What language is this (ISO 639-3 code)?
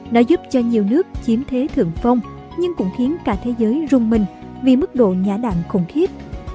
vie